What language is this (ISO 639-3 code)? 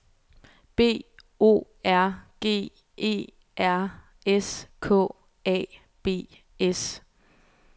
dan